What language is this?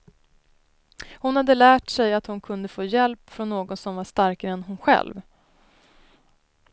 Swedish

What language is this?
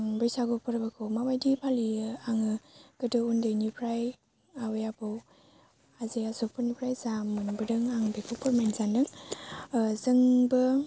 Bodo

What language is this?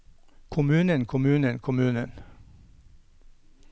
Norwegian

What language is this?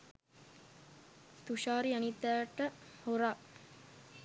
Sinhala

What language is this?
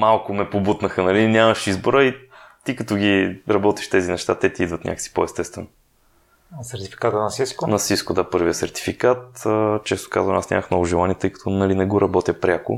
Bulgarian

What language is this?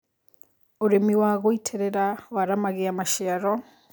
Kikuyu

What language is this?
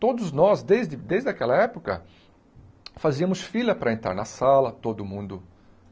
Portuguese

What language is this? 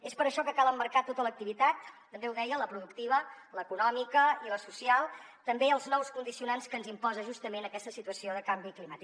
Catalan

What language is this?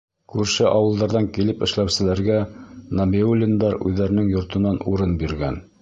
Bashkir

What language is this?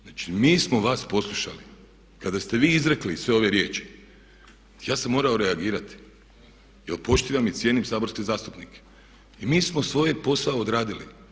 Croatian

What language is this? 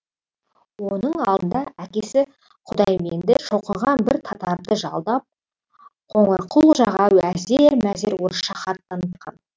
Kazakh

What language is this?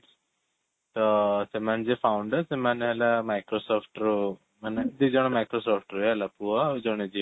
Odia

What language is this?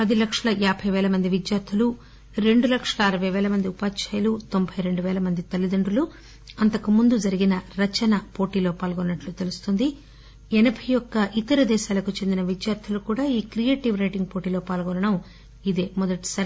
Telugu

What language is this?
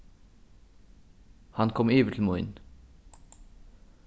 Faroese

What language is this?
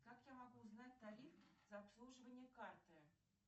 Russian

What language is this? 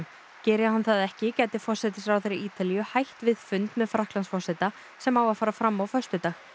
Icelandic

